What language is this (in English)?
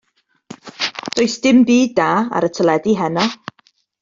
Welsh